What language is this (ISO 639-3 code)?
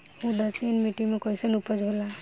bho